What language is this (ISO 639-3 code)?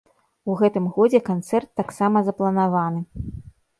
bel